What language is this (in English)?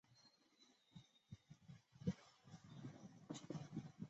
Chinese